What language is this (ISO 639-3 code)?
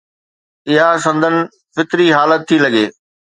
snd